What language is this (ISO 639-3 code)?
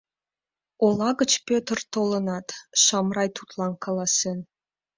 chm